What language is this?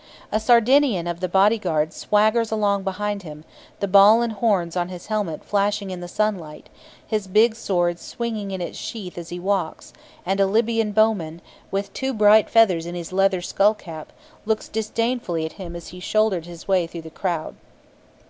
English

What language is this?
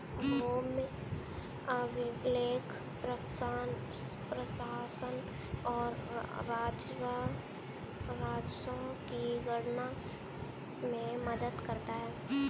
Hindi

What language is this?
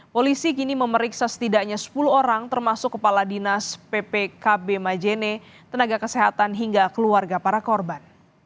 Indonesian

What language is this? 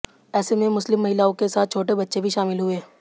Hindi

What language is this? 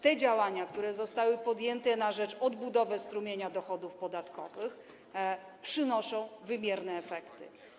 Polish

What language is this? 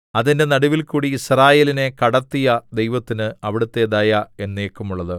Malayalam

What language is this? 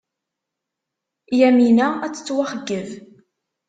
Kabyle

